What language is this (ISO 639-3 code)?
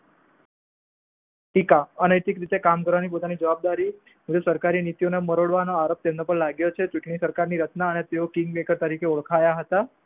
guj